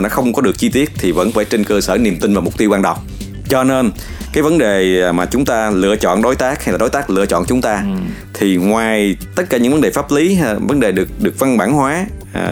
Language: Vietnamese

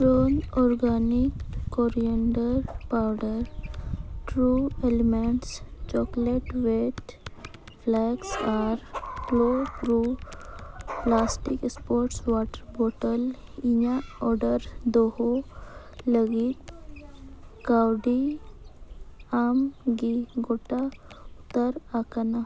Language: Santali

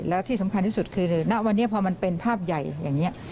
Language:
Thai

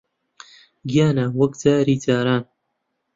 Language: Central Kurdish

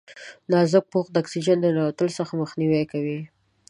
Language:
Pashto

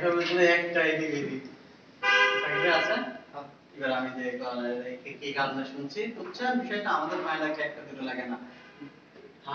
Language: Arabic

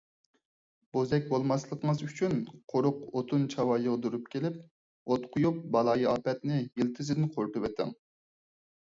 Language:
Uyghur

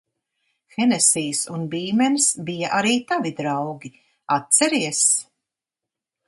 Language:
Latvian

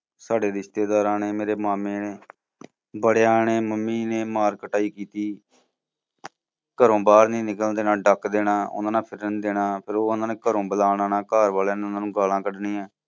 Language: Punjabi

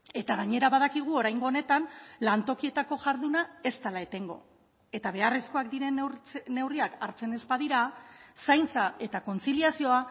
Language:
Basque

